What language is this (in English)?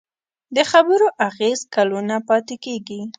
Pashto